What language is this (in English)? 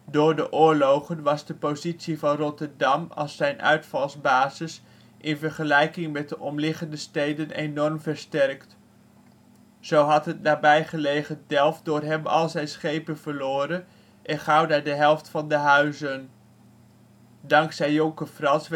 Dutch